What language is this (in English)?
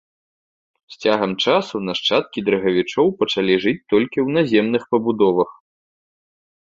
Belarusian